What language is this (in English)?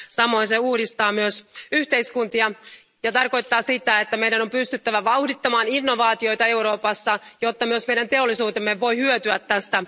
Finnish